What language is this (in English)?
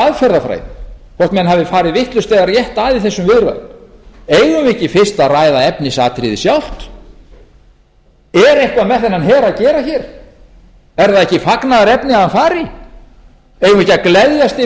Icelandic